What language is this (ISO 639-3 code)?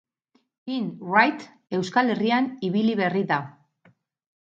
eus